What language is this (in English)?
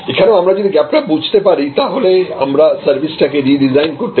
Bangla